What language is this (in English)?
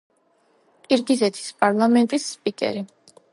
Georgian